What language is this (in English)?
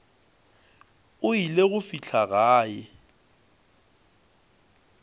Northern Sotho